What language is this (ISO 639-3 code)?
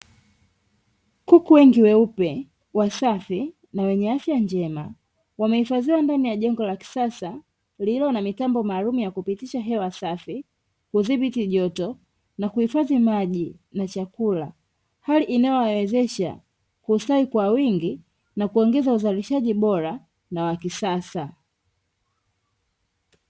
swa